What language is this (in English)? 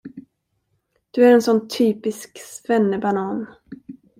Swedish